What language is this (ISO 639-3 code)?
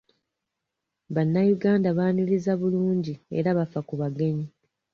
lug